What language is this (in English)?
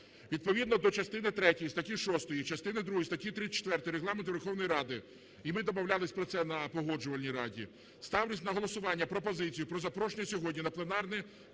Ukrainian